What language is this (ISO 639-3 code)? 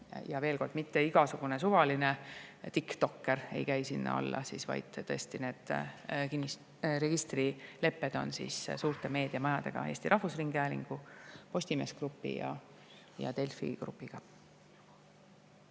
est